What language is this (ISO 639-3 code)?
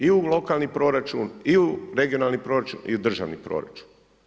hrv